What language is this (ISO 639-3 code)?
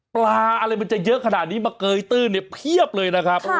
tha